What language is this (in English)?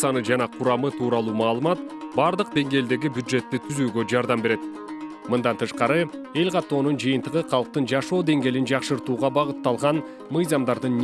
Turkish